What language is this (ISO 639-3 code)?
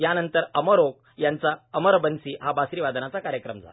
mar